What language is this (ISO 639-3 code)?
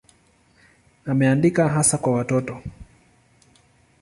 swa